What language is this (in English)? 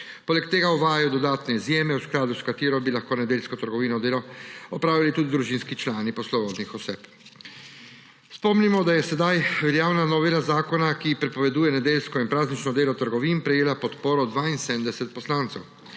Slovenian